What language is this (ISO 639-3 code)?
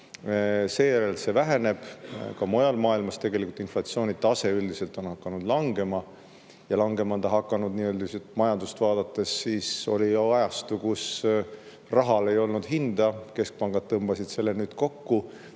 est